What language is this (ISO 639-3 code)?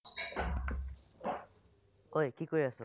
asm